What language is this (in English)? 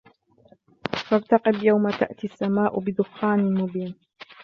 Arabic